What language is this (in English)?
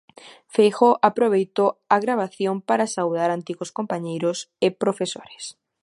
Galician